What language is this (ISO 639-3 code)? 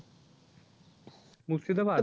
ben